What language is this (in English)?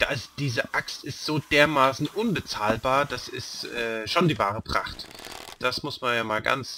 German